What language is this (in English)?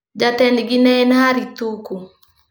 Luo (Kenya and Tanzania)